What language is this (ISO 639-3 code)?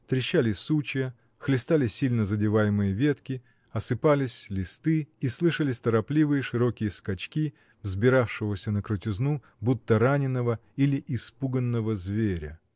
rus